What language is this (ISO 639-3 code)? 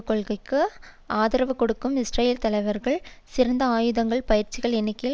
tam